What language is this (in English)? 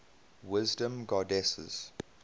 English